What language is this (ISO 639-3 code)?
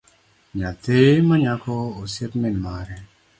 luo